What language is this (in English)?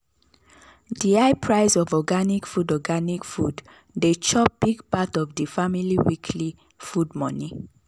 Nigerian Pidgin